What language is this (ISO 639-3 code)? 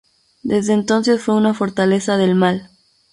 spa